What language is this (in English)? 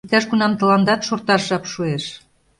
Mari